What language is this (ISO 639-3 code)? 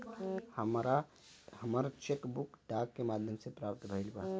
bho